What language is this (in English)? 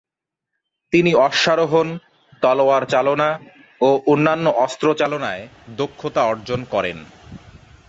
Bangla